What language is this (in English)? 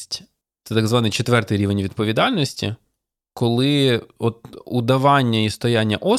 Ukrainian